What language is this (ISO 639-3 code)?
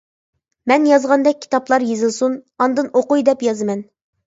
uig